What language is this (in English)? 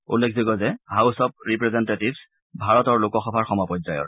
Assamese